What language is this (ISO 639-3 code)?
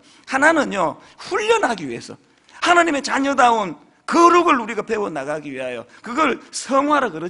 kor